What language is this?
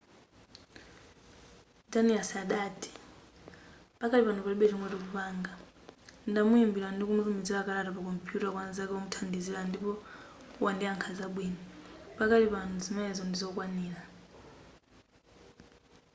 Nyanja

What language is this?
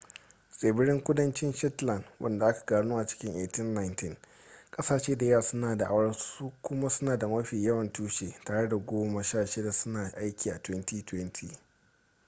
Hausa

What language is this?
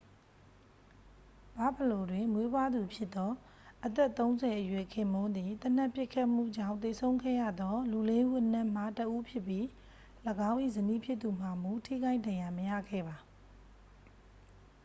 Burmese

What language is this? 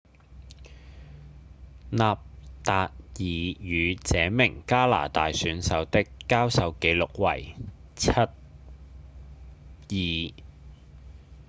Cantonese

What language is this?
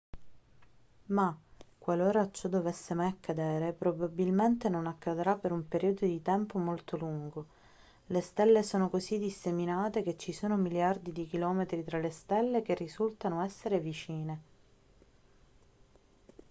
Italian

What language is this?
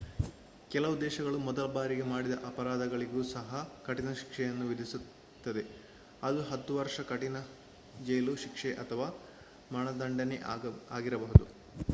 Kannada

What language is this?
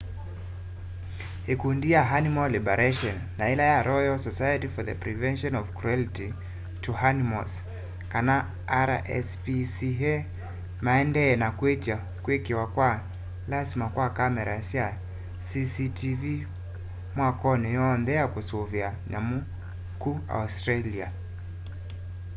Kamba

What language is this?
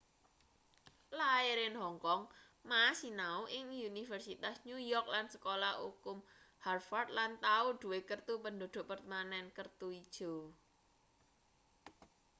Javanese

